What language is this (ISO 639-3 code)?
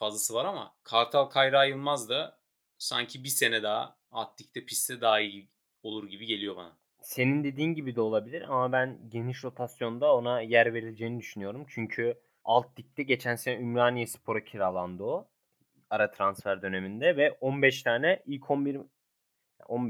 tur